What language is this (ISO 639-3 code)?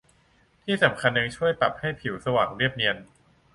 tha